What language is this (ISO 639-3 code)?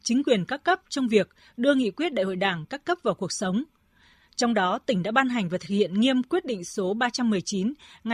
vie